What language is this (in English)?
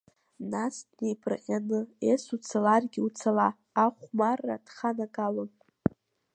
Abkhazian